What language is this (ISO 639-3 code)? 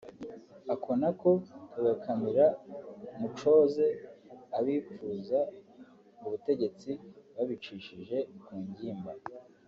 kin